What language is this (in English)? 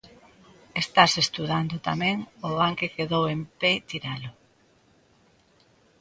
Galician